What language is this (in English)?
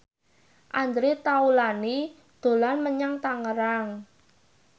Javanese